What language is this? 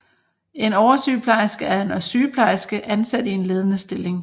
Danish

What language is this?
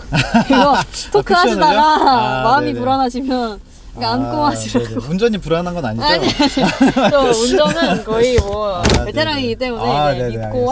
Korean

